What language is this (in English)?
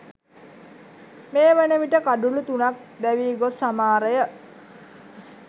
Sinhala